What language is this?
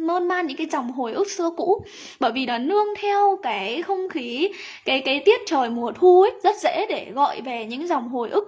Vietnamese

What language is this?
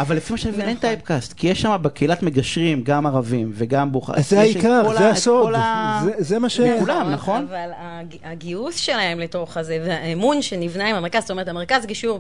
Hebrew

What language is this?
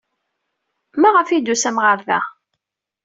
Kabyle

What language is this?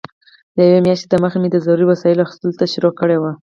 Pashto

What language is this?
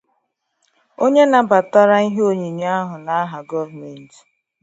Igbo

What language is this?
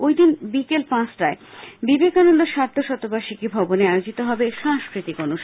Bangla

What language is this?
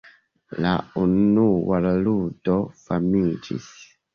Esperanto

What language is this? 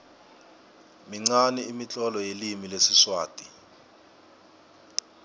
South Ndebele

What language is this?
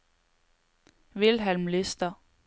Norwegian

